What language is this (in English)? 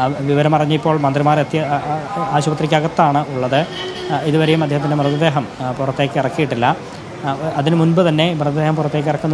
Arabic